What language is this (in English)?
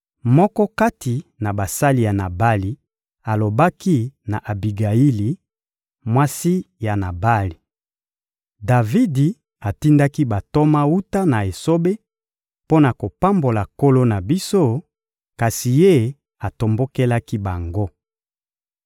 Lingala